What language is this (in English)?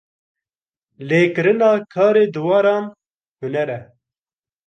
Kurdish